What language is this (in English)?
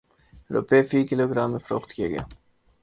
Urdu